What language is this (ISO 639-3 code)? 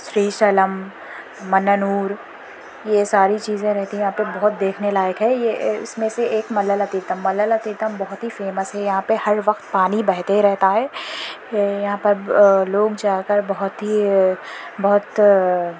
urd